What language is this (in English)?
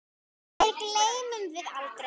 Icelandic